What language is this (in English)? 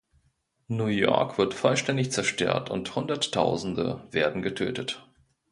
German